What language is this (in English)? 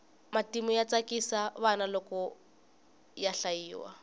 Tsonga